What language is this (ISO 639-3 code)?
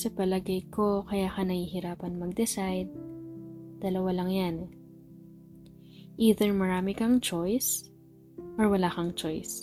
fil